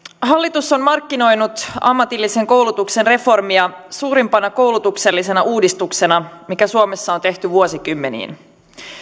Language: Finnish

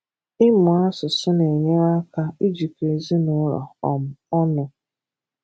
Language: Igbo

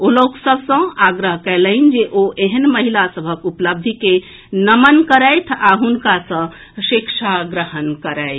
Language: Maithili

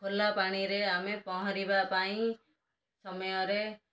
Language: Odia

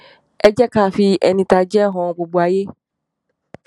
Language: Yoruba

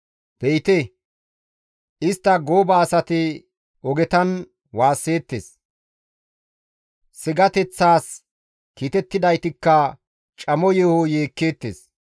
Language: Gamo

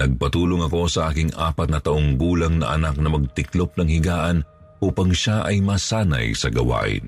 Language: Filipino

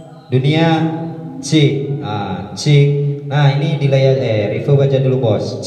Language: Indonesian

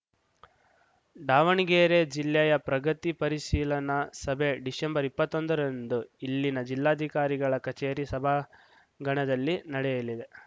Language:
Kannada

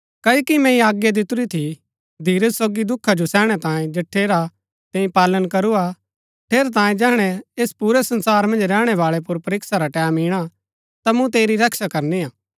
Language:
Gaddi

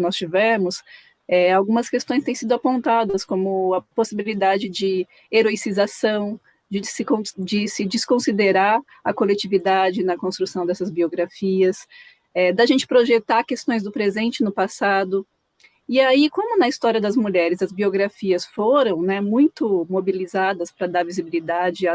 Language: Portuguese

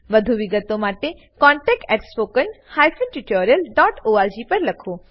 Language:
Gujarati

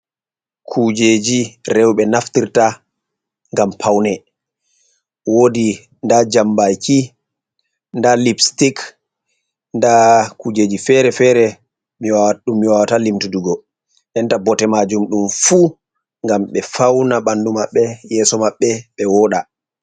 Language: Fula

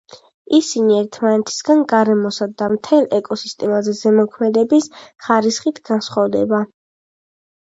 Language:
Georgian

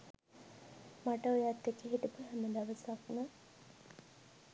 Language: Sinhala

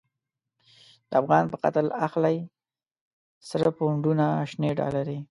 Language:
Pashto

